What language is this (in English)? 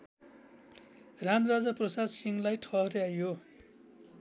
Nepali